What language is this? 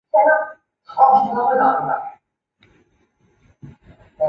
Chinese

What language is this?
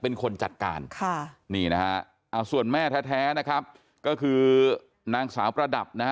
Thai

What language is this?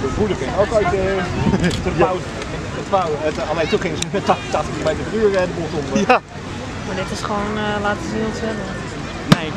Dutch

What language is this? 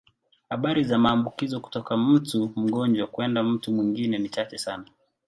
Swahili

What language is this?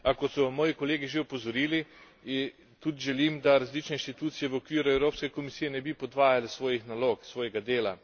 Slovenian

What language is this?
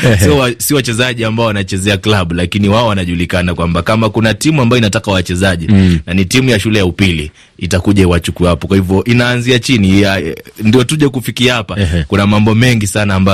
Swahili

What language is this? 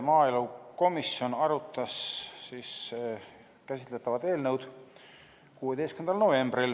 Estonian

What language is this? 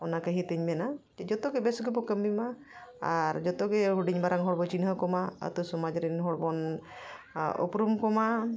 Santali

